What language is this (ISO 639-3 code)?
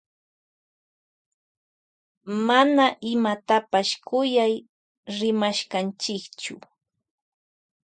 qvj